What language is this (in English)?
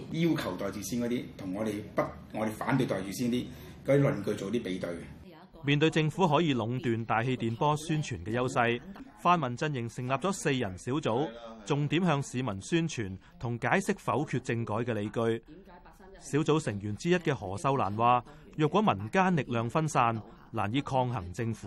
Chinese